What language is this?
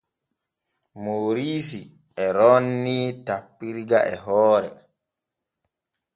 Borgu Fulfulde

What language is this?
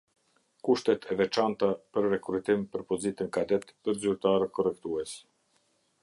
Albanian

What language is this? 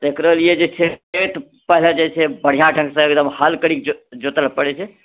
Maithili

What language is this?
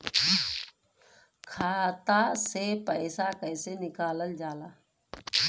Bhojpuri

